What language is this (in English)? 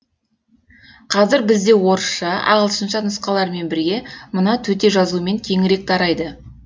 Kazakh